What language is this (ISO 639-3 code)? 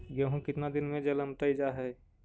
mag